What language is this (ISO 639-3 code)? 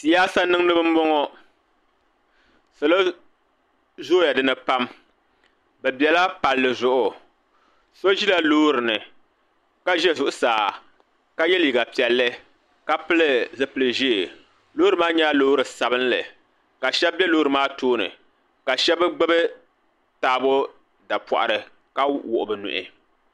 dag